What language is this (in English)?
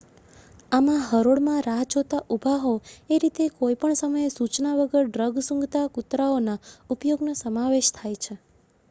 Gujarati